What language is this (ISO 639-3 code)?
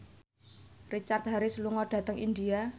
jav